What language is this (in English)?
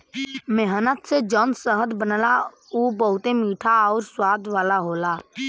Bhojpuri